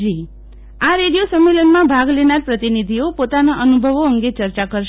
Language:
Gujarati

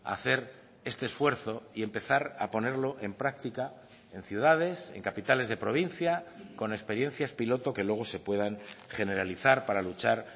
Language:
Spanish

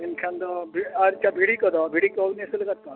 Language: Santali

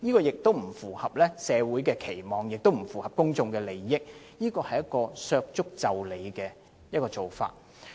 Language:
Cantonese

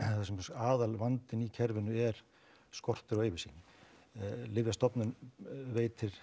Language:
Icelandic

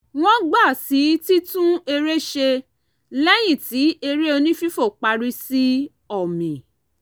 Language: Yoruba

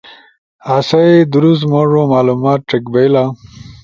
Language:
Ushojo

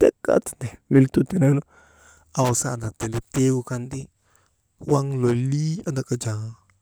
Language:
Maba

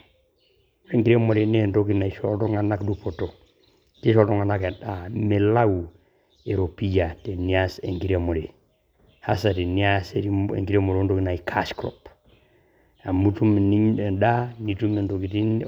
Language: Masai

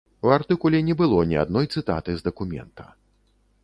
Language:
Belarusian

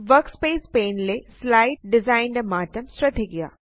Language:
Malayalam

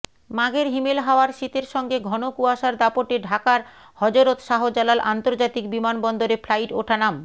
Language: Bangla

